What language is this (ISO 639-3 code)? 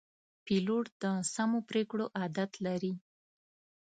pus